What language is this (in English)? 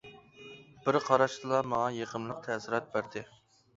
Uyghur